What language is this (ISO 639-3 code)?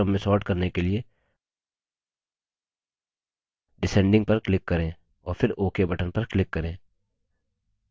hin